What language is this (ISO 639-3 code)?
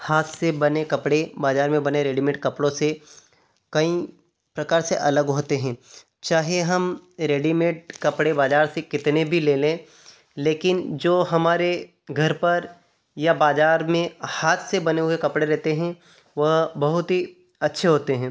hin